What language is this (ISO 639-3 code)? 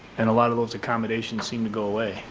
eng